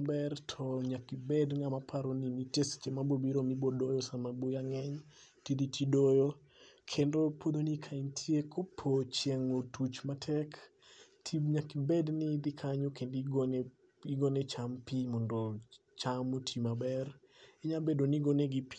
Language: Luo (Kenya and Tanzania)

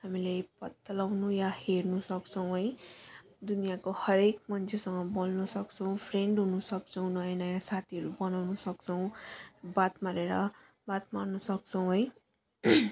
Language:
Nepali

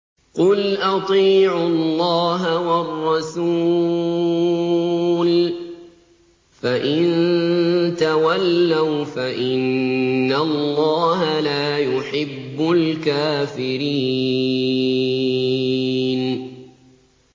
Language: Arabic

